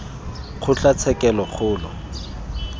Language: Tswana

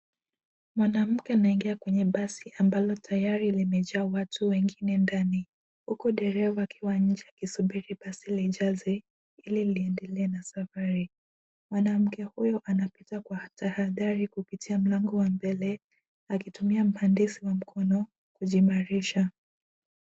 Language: Swahili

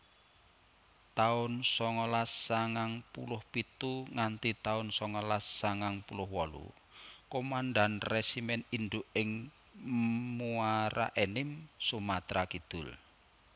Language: Javanese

